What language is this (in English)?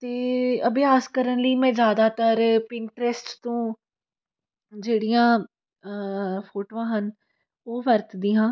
Punjabi